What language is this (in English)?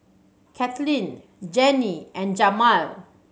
English